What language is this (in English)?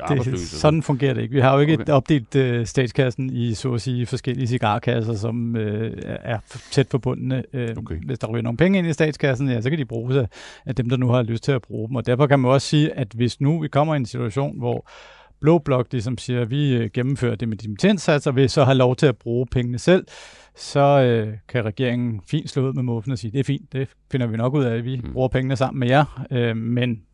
Danish